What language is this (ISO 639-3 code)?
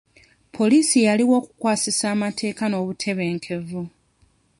lug